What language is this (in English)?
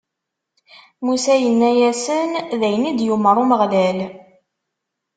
Kabyle